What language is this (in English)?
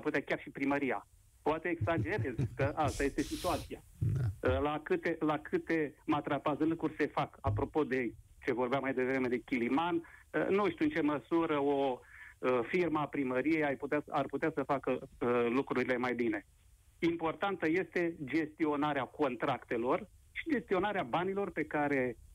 Romanian